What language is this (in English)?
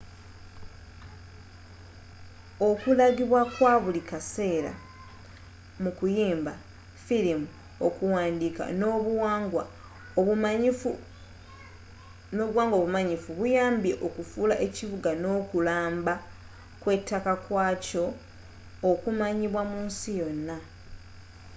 Ganda